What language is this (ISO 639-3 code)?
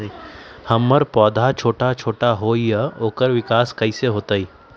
mag